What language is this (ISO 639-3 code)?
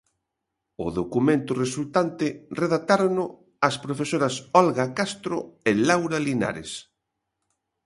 glg